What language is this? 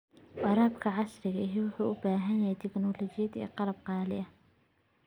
Somali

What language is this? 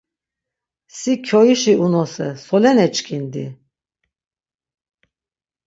Laz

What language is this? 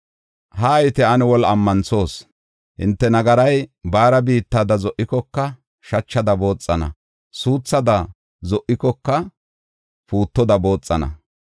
Gofa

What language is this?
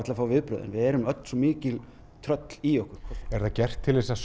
Icelandic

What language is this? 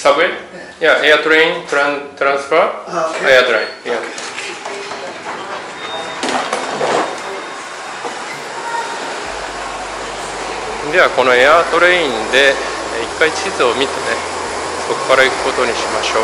Japanese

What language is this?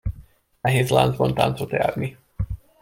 Hungarian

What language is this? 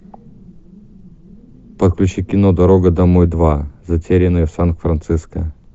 Russian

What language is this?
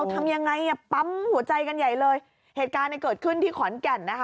Thai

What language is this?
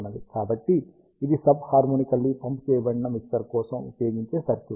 Telugu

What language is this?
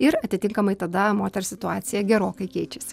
Lithuanian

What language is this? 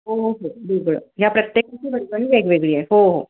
Marathi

